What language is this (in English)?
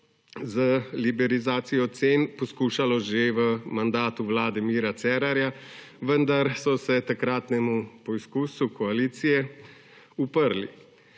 Slovenian